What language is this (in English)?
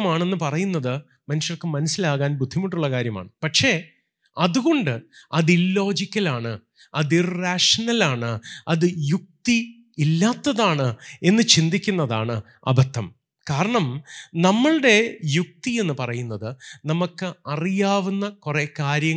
Malayalam